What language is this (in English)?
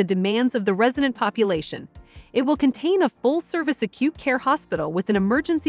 English